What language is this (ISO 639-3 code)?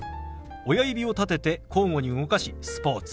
jpn